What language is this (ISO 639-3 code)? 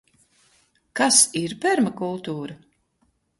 lav